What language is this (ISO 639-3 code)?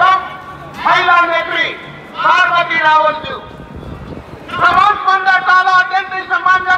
hin